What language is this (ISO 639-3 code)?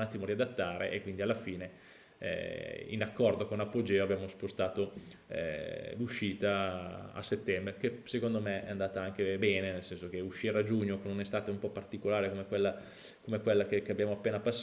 ita